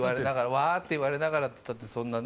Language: Japanese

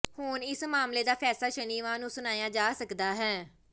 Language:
Punjabi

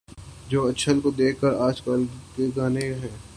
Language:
Urdu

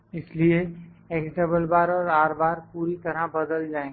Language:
Hindi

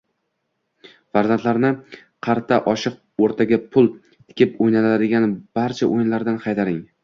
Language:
Uzbek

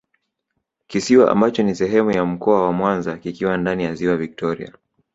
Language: Swahili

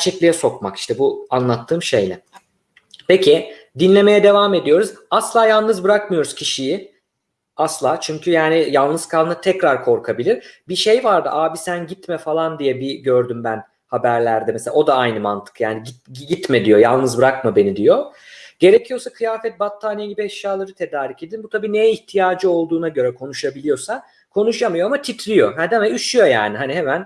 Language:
Turkish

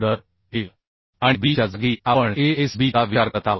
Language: Marathi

